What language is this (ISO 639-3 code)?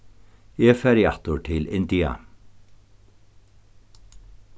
fao